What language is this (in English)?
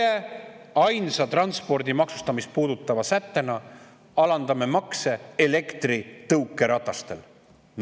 Estonian